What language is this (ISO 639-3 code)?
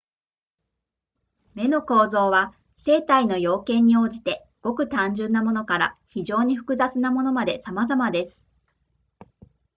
jpn